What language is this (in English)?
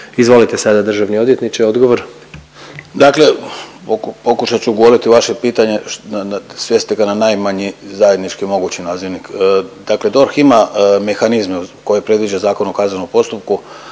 Croatian